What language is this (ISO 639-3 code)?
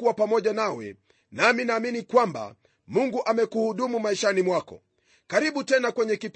swa